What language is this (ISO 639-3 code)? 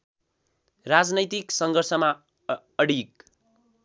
nep